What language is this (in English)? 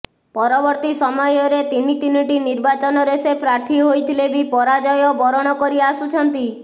Odia